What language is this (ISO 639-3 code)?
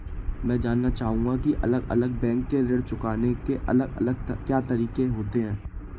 hin